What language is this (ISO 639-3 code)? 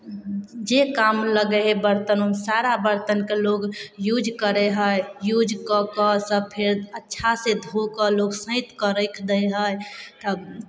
mai